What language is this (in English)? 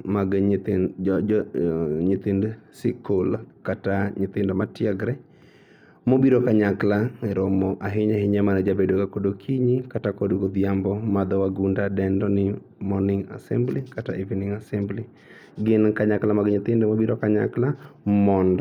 Luo (Kenya and Tanzania)